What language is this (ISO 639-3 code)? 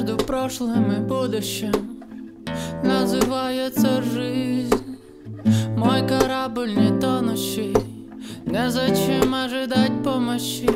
kor